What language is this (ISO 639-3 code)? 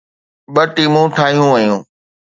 snd